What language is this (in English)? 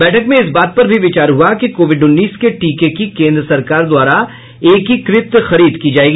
Hindi